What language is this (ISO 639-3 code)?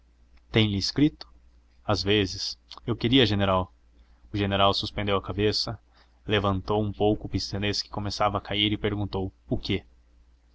por